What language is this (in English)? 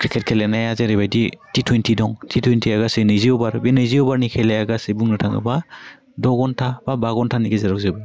Bodo